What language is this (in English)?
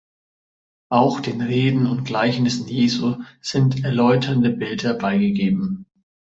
German